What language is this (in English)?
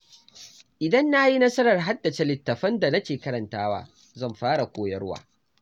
Hausa